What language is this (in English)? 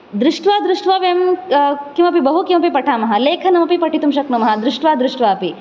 Sanskrit